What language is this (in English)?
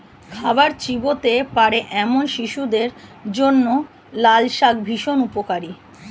Bangla